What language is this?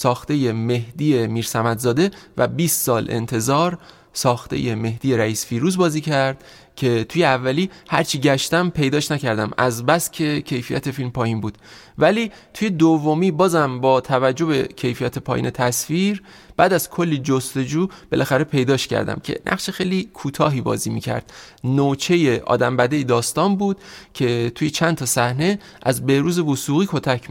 Persian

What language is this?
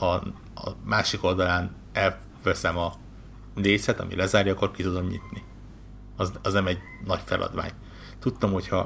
Hungarian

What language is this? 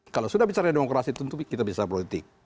Indonesian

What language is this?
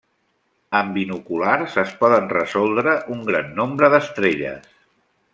Catalan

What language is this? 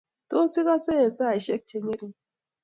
Kalenjin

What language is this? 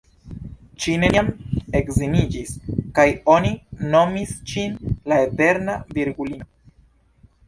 Esperanto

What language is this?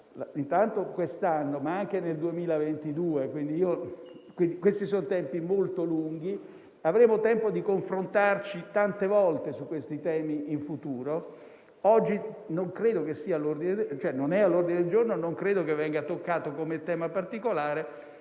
Italian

